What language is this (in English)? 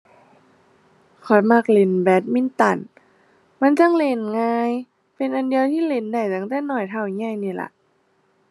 Thai